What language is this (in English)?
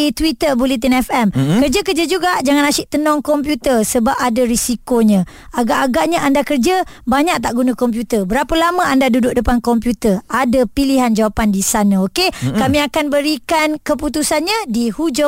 Malay